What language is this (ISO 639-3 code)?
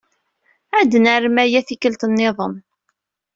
kab